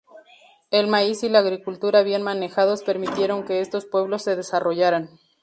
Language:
Spanish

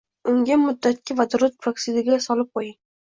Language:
Uzbek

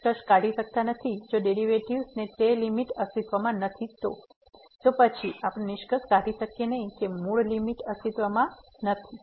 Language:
Gujarati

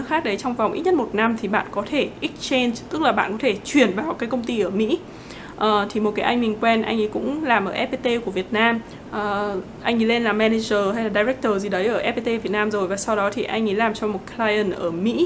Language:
Vietnamese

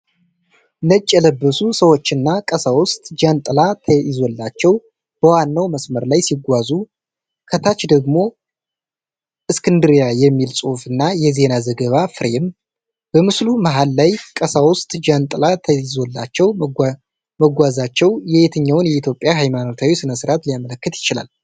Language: Amharic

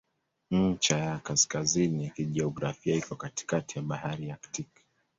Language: Swahili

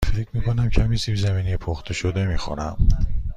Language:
Persian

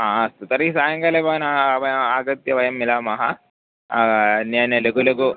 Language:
Sanskrit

